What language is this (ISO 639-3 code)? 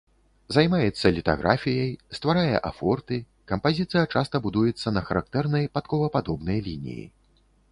bel